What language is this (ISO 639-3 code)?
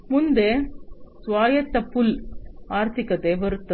kan